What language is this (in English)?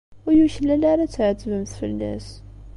Kabyle